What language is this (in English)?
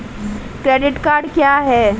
Hindi